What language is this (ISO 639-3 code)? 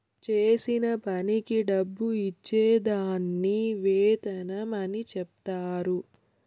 tel